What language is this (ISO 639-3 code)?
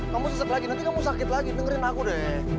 ind